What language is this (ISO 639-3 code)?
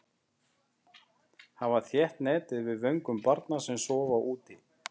isl